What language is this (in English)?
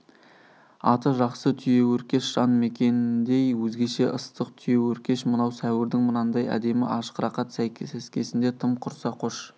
Kazakh